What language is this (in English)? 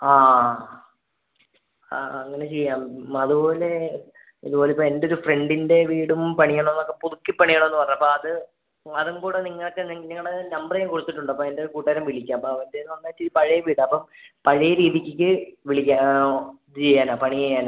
Malayalam